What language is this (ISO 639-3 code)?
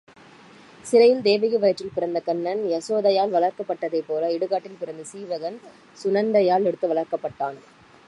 tam